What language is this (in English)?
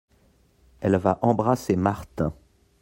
French